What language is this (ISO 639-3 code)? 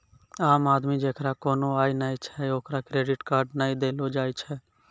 mai